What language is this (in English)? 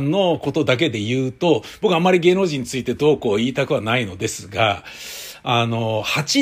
Japanese